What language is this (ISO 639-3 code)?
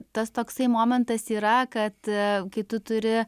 lit